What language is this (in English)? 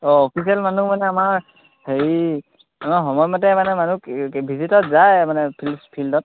Assamese